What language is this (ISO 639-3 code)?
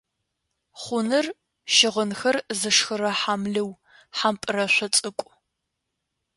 ady